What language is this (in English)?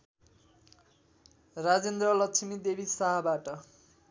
Nepali